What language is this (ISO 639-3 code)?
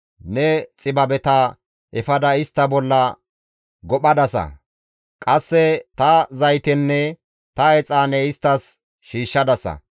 gmv